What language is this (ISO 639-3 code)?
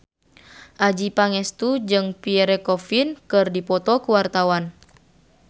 sun